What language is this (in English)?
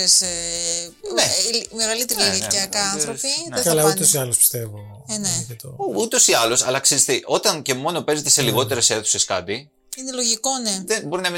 Greek